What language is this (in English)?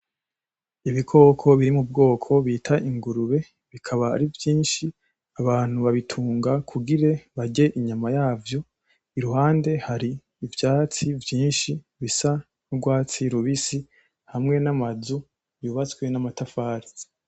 Rundi